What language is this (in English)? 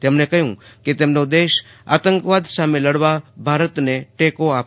Gujarati